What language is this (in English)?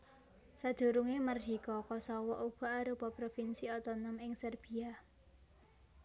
Javanese